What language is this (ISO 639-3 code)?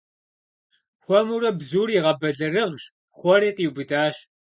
kbd